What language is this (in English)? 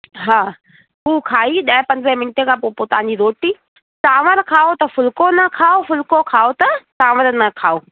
Sindhi